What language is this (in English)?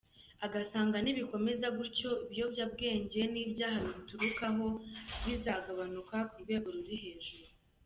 Kinyarwanda